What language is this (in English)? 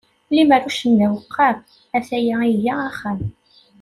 Kabyle